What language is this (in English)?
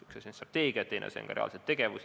Estonian